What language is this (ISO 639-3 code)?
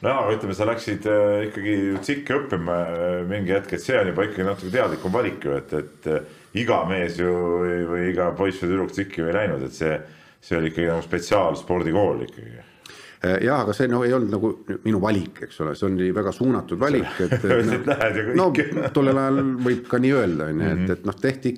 fin